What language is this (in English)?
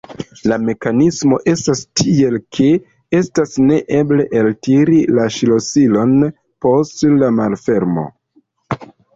Esperanto